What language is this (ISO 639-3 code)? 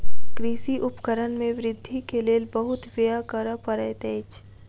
mai